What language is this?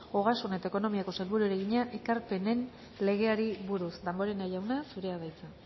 Basque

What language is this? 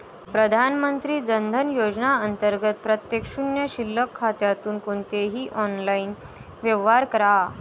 Marathi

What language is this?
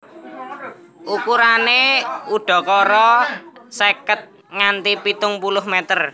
Javanese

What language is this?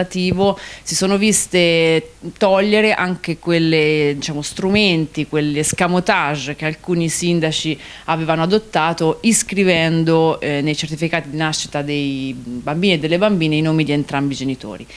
Italian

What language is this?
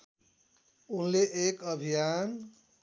Nepali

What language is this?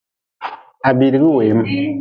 Nawdm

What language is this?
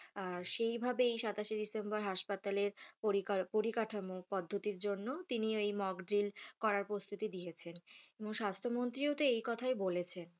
Bangla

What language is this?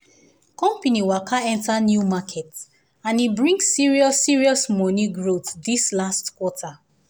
Nigerian Pidgin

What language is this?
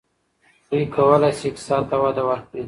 Pashto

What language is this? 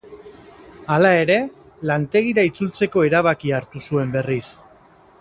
Basque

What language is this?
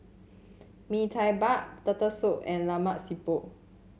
English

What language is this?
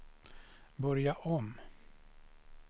Swedish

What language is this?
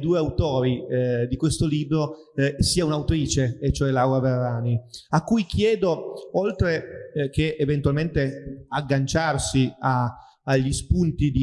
Italian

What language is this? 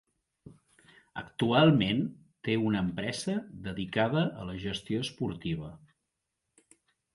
Catalan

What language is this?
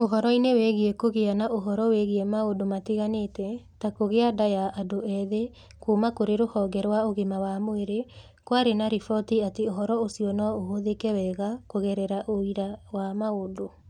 Kikuyu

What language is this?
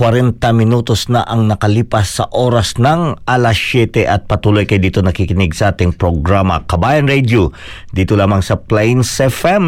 Filipino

